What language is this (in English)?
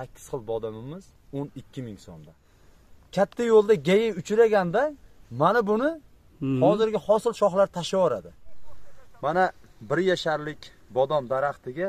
Turkish